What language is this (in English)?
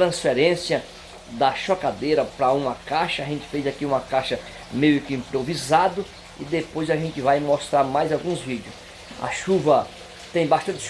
Portuguese